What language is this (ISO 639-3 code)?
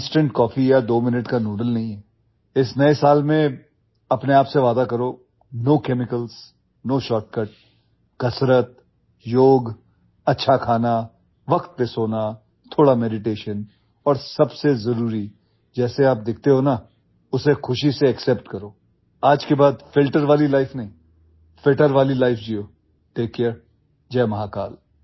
guj